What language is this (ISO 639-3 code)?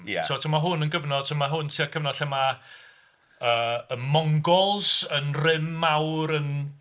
cym